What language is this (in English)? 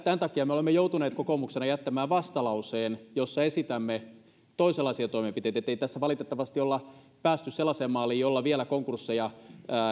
Finnish